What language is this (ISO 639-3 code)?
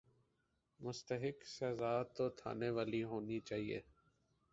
urd